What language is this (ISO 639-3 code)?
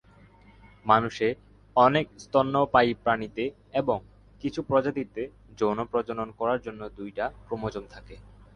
ben